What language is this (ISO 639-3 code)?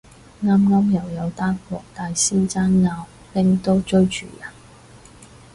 yue